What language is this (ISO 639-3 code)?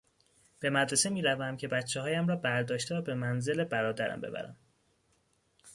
fas